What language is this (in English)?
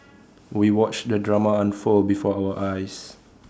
English